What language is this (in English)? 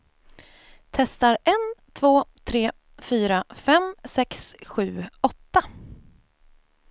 Swedish